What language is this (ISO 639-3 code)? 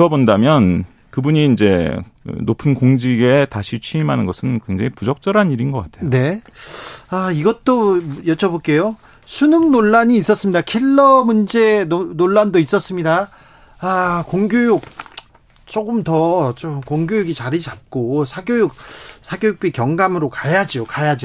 kor